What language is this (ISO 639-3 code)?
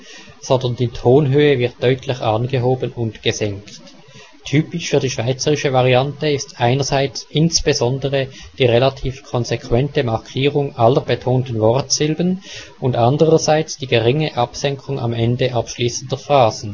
deu